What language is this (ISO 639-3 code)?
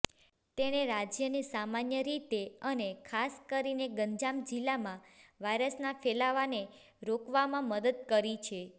guj